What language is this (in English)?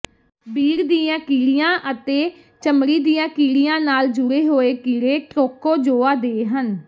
Punjabi